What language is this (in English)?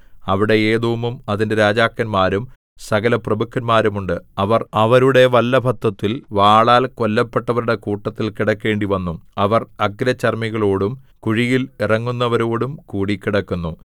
Malayalam